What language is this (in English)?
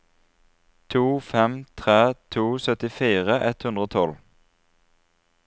Norwegian